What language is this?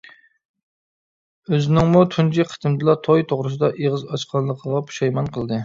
Uyghur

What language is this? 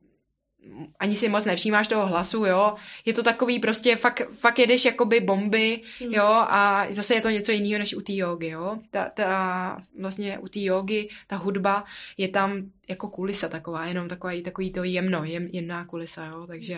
Czech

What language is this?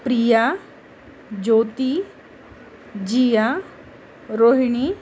Marathi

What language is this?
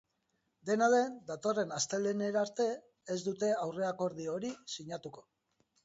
Basque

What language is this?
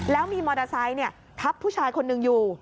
Thai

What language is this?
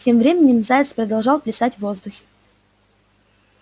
Russian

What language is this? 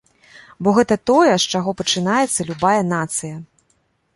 Belarusian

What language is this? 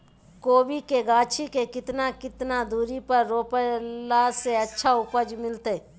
Magahi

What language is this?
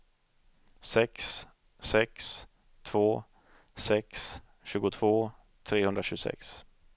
Swedish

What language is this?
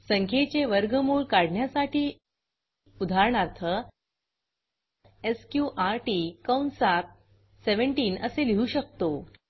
Marathi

